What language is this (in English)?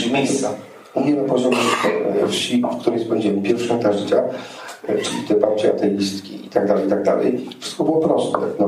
Polish